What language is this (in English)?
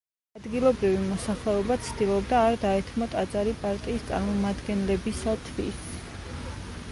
Georgian